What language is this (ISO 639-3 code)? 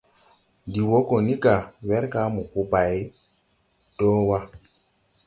tui